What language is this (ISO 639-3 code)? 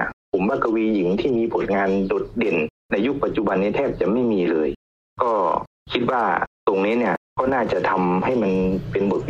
tha